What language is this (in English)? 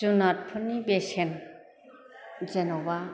Bodo